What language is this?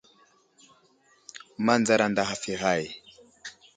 Wuzlam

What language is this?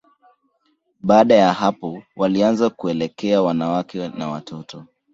Swahili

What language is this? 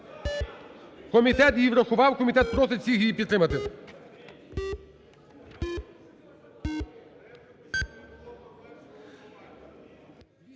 Ukrainian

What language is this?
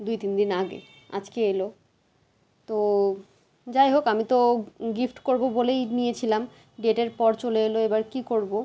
Bangla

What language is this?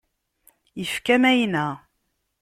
Kabyle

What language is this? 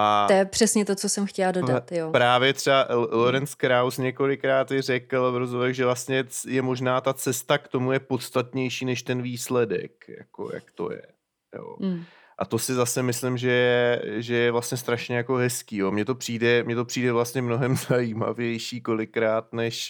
Czech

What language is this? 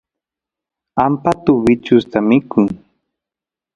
Santiago del Estero Quichua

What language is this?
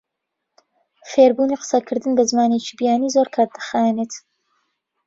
Central Kurdish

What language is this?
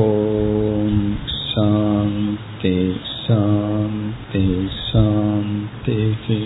Tamil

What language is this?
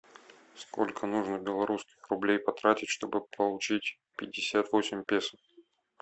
Russian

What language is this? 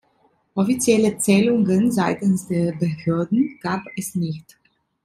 German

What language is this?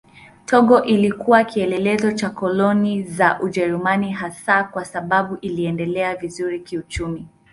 Swahili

